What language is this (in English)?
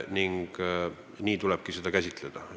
Estonian